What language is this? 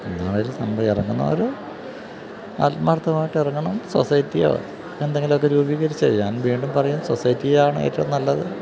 Malayalam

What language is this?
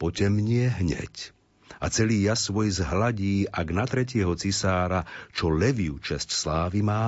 Slovak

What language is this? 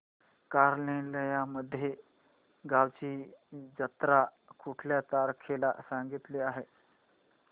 Marathi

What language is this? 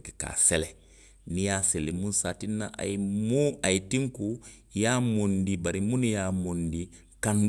Western Maninkakan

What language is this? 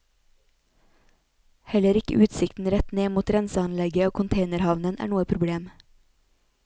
Norwegian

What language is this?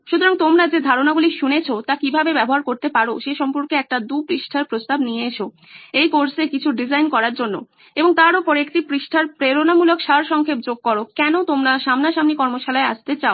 Bangla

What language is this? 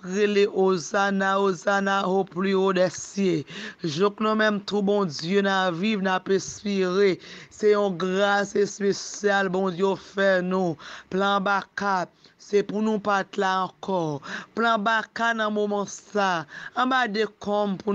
French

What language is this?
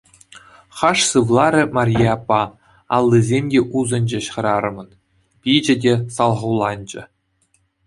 Chuvash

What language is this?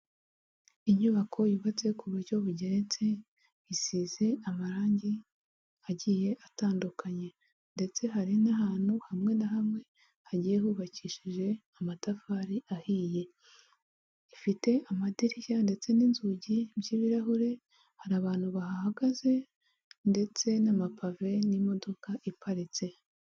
Kinyarwanda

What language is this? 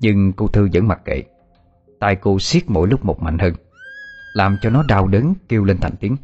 Vietnamese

